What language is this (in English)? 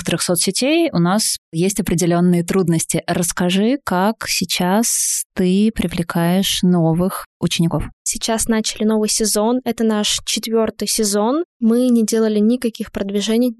Russian